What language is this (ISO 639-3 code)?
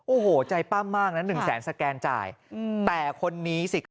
tha